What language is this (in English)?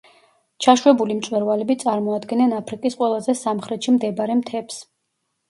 Georgian